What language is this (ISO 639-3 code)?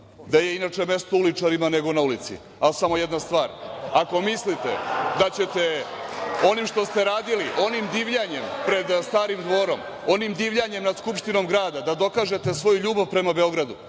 srp